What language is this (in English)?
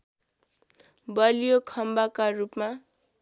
Nepali